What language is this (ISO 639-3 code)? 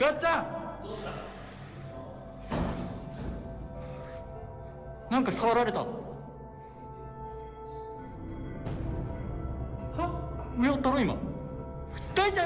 ind